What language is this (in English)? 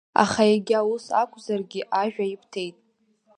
Abkhazian